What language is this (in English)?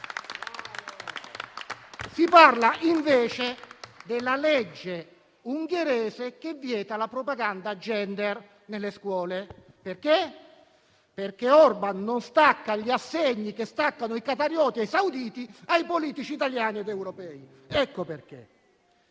Italian